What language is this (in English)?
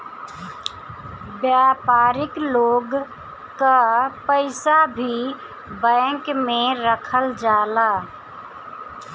Bhojpuri